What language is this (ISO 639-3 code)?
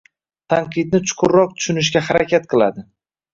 uzb